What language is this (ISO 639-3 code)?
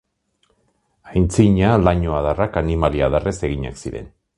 eus